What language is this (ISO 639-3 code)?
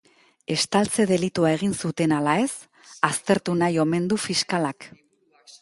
eus